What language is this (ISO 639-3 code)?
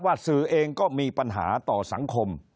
tha